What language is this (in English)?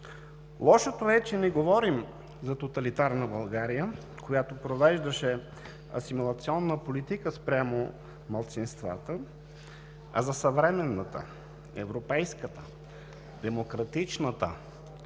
Bulgarian